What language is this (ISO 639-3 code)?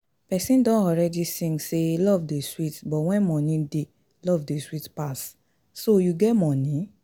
pcm